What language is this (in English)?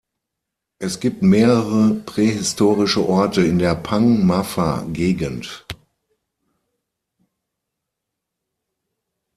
German